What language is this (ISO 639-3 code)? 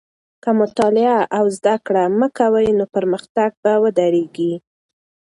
pus